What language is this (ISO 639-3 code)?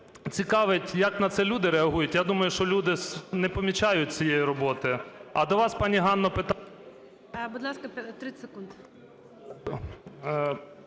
ukr